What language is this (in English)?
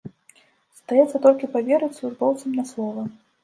Belarusian